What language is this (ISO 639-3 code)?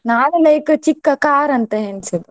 kan